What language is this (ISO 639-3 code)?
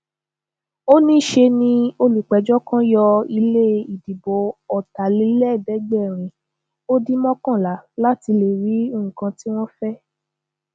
yor